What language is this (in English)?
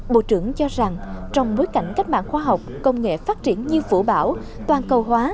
Vietnamese